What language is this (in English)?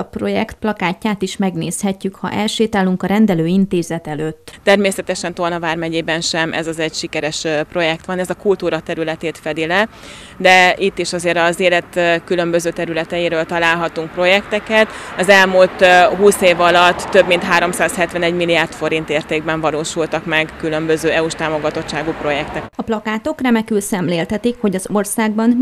Hungarian